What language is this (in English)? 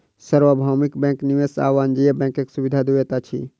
Maithili